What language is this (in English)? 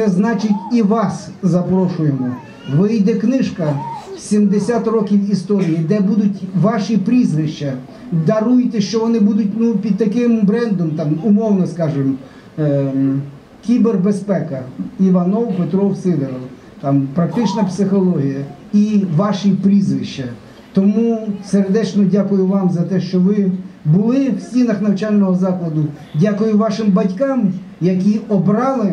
Ukrainian